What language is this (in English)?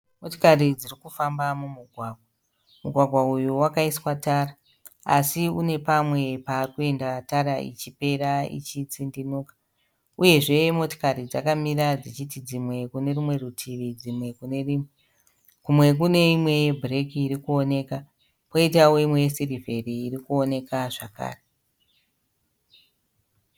Shona